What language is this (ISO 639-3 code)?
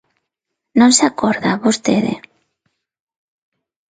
glg